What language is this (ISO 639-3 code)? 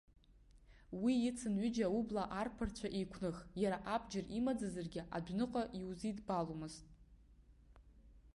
abk